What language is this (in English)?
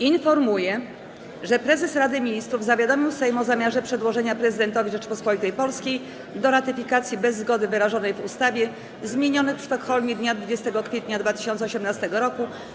Polish